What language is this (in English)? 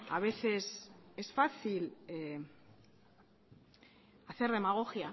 Spanish